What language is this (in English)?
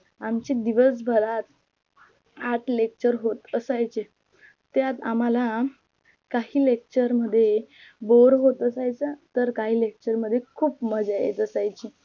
Marathi